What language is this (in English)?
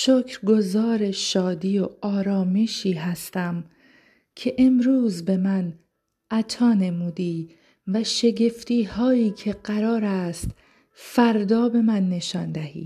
Persian